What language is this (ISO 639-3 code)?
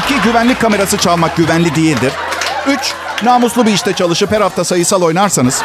tur